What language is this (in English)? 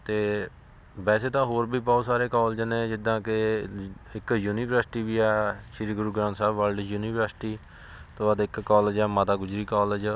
Punjabi